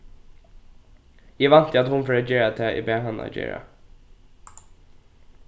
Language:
Faroese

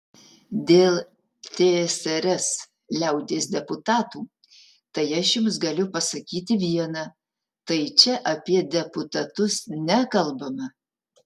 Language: Lithuanian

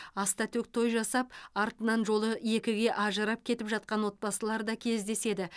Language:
Kazakh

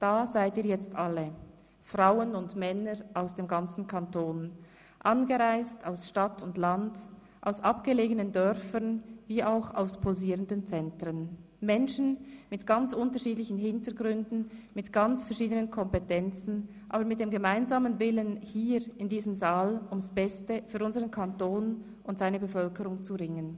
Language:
Swiss German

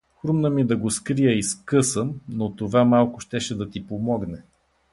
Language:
Bulgarian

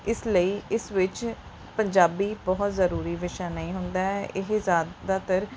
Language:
Punjabi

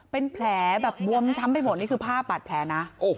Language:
Thai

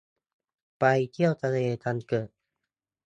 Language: Thai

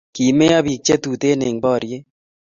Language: Kalenjin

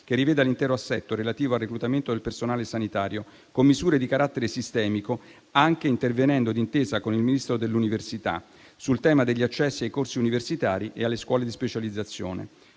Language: Italian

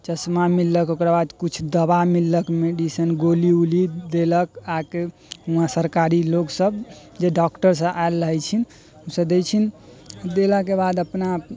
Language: Maithili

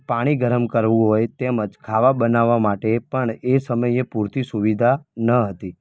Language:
Gujarati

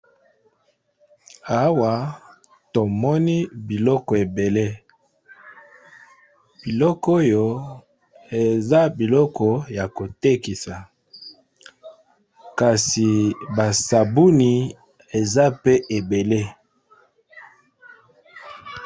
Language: Lingala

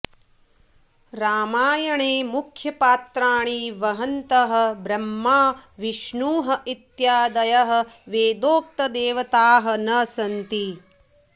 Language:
Sanskrit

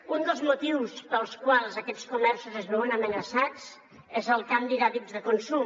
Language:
Catalan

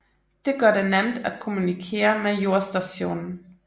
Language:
Danish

